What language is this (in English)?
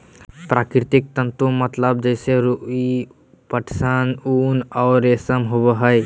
Magahi